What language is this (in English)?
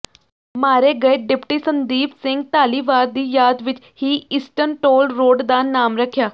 Punjabi